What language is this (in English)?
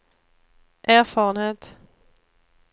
Swedish